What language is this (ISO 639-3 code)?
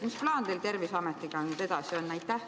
est